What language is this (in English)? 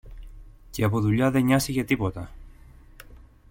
Greek